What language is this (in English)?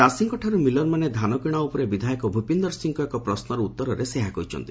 Odia